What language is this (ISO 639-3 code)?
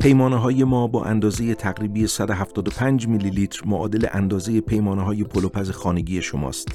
fas